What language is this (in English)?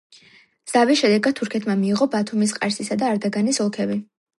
Georgian